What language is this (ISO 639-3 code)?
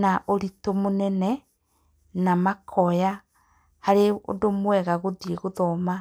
kik